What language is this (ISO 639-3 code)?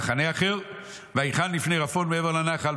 heb